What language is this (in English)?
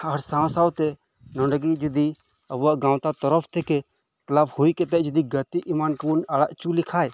Santali